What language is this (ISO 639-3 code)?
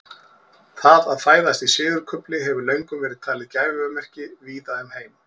isl